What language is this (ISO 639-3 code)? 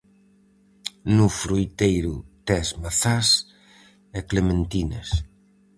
glg